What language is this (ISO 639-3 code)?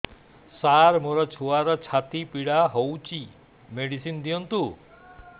ori